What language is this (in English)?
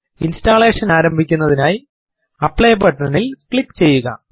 Malayalam